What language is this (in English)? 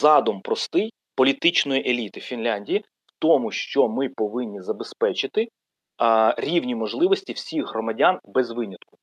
Ukrainian